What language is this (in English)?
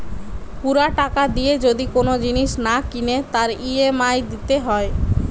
Bangla